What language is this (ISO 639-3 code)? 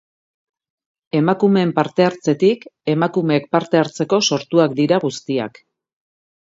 eus